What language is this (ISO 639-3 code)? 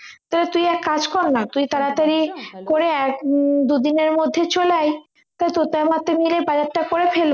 ben